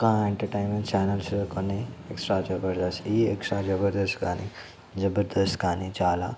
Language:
Telugu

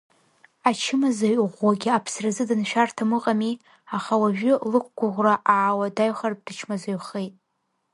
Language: Abkhazian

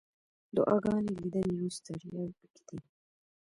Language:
Pashto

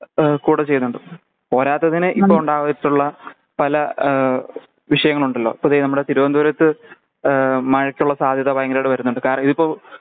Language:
Malayalam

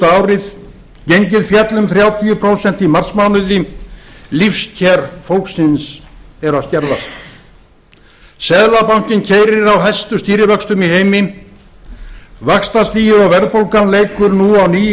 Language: Icelandic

